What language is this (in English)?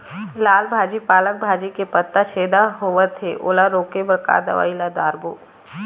Chhattisgarhi